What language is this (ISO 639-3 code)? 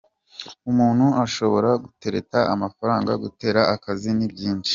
kin